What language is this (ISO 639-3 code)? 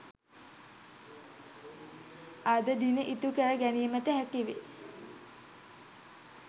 sin